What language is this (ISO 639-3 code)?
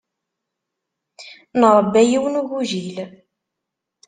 kab